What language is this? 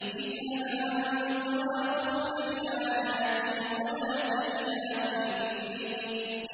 Arabic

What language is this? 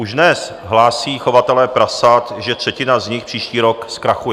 Czech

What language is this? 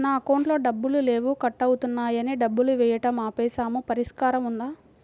Telugu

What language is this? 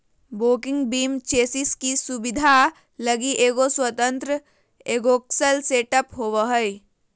Magahi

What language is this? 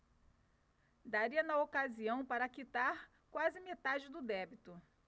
Portuguese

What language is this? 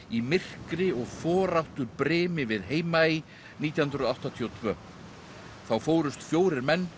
Icelandic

